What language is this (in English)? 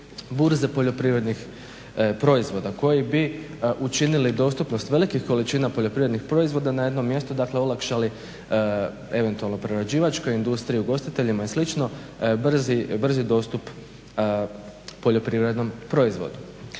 Croatian